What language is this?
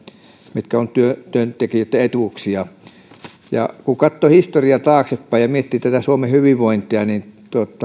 Finnish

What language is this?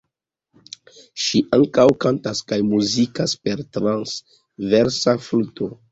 Esperanto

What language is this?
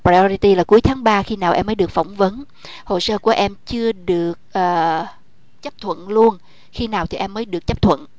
Vietnamese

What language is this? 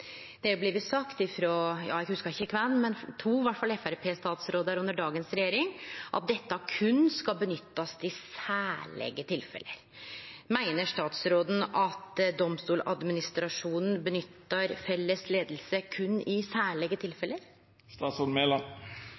Norwegian Nynorsk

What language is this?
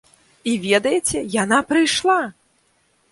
Belarusian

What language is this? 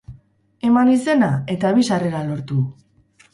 Basque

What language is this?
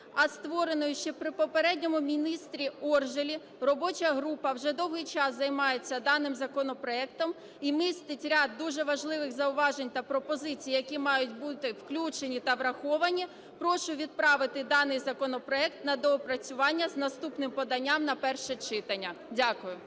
Ukrainian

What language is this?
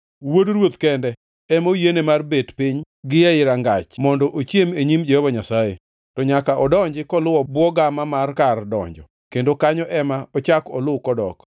Luo (Kenya and Tanzania)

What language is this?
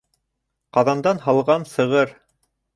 Bashkir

